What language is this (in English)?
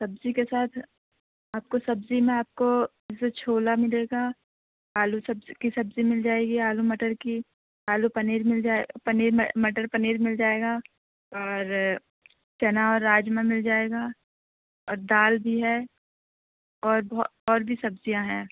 Urdu